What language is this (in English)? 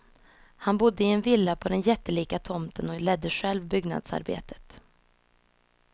Swedish